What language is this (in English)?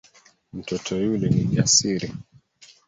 Swahili